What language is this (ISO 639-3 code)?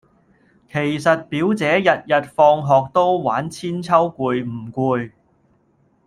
yue